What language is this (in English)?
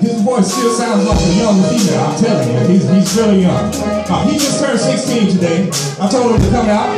English